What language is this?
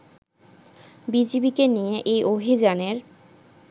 Bangla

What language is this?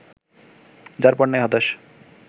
Bangla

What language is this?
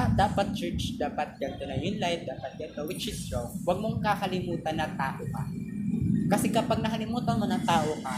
Filipino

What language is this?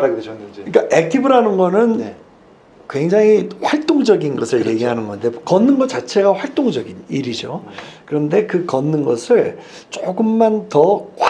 Korean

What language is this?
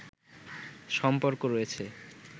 Bangla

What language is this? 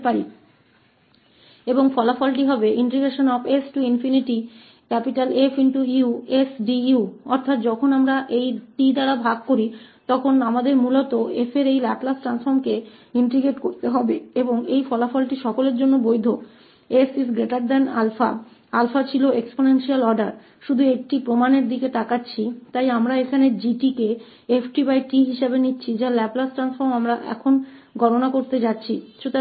Hindi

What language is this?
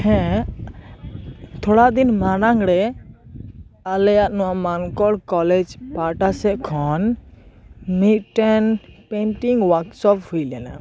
Santali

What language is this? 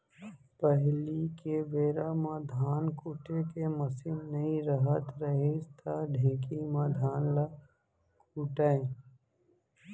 Chhattisgarhi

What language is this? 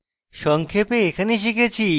Bangla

